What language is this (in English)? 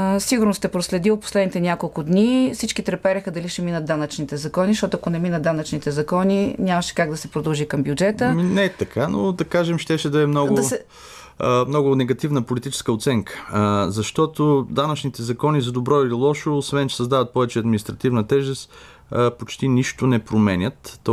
Bulgarian